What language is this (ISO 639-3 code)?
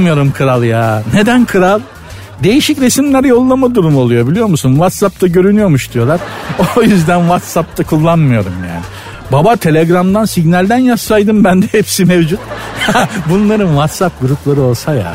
tur